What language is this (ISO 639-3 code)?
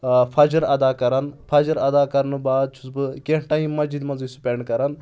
kas